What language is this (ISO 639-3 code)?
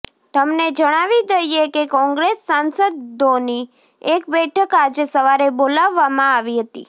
guj